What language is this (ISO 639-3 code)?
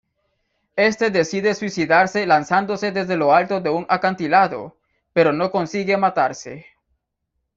spa